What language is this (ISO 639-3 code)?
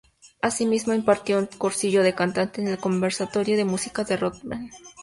spa